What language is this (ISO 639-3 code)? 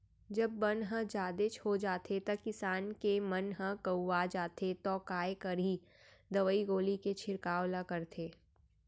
hne